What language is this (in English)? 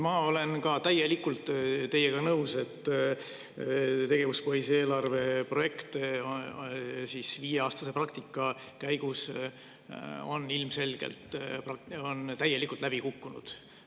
Estonian